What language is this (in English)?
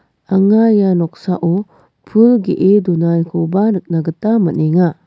Garo